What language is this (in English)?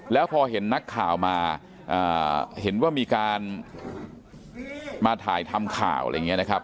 Thai